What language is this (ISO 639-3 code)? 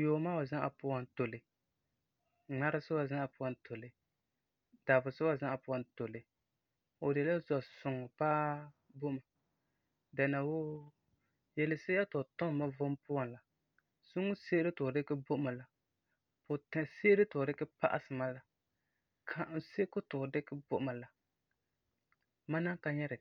gur